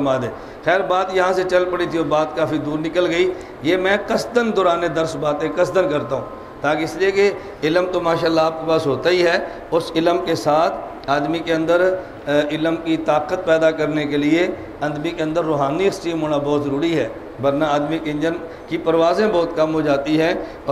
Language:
Hindi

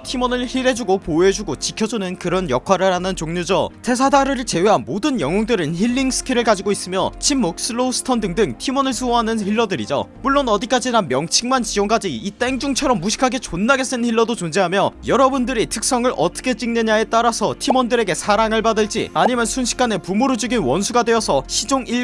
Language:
Korean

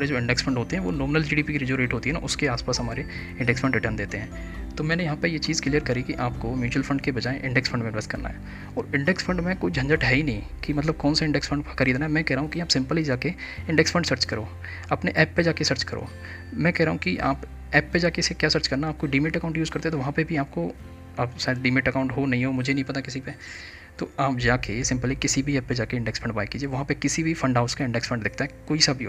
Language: Hindi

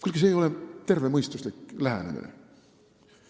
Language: Estonian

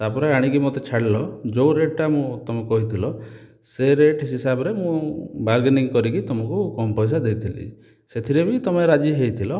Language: Odia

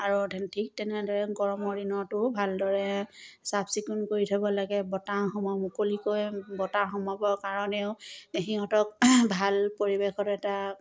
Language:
Assamese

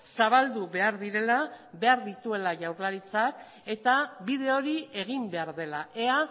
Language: Basque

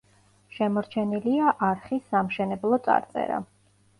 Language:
Georgian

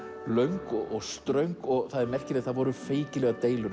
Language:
Icelandic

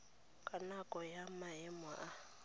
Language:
Tswana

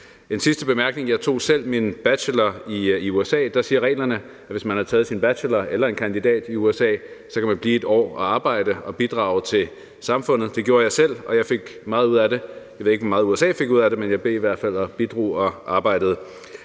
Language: Danish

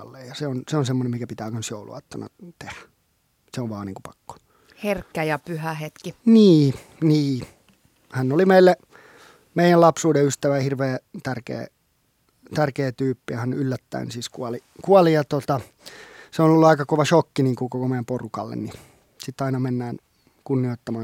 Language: Finnish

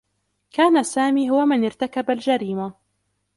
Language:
Arabic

